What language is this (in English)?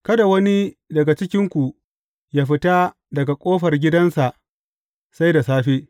Hausa